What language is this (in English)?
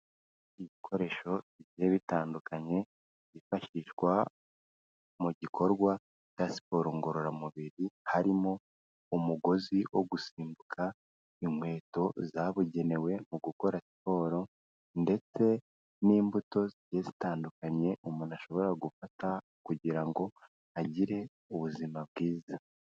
Kinyarwanda